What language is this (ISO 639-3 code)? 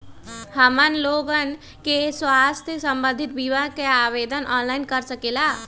mag